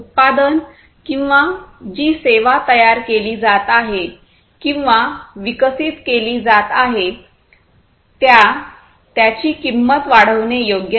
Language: Marathi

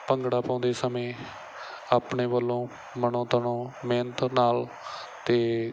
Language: Punjabi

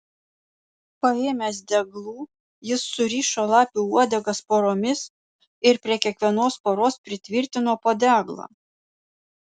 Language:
Lithuanian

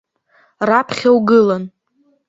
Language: Abkhazian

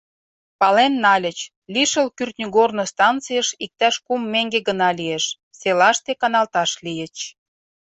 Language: Mari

